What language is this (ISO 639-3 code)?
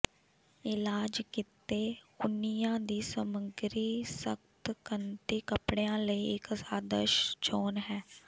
pan